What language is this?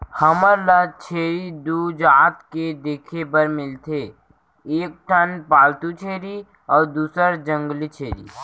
Chhattisgarhi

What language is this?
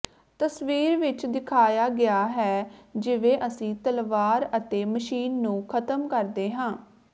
Punjabi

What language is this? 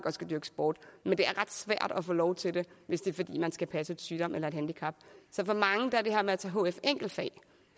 Danish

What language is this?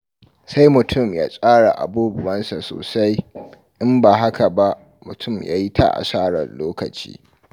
Hausa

